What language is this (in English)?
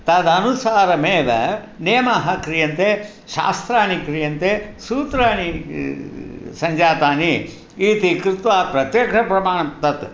Sanskrit